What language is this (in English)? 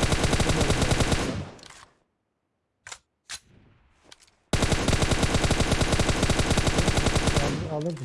Turkish